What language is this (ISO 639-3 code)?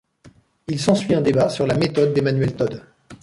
fra